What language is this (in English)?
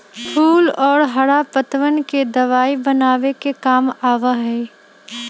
Magahi